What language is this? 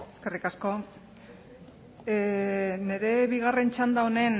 Basque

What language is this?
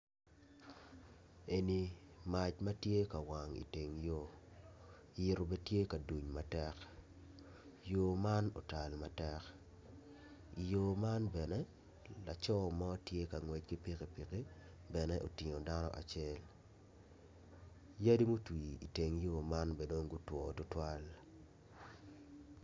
Acoli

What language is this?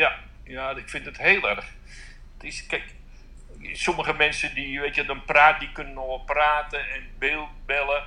Dutch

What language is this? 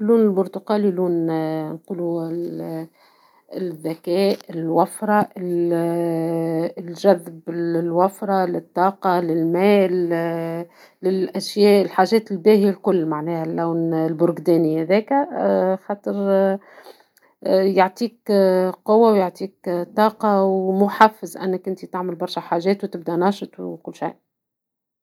Tunisian Arabic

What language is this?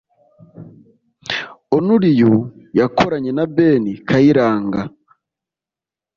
Kinyarwanda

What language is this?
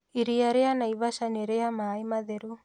Kikuyu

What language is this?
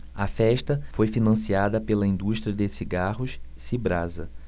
Portuguese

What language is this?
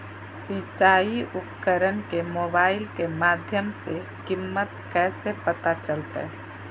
Magahi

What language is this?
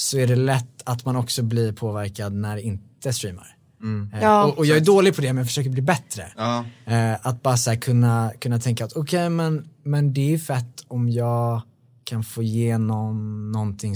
Swedish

